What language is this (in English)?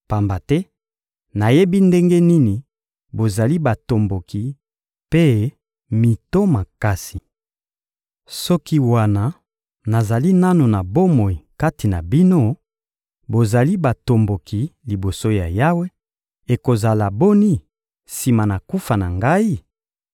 Lingala